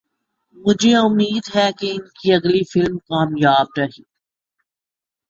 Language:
Urdu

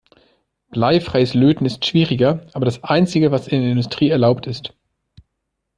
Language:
German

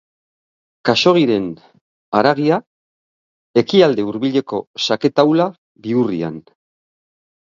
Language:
Basque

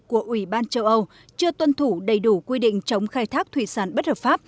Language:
Vietnamese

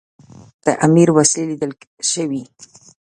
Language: Pashto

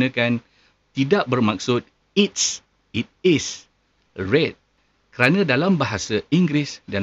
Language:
Malay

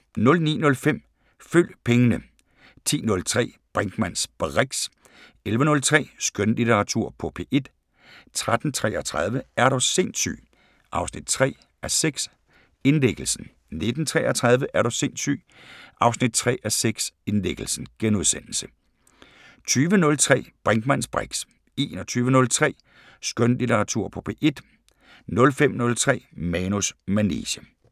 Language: Danish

